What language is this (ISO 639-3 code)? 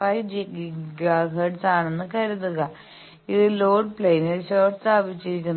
mal